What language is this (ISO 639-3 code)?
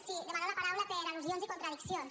cat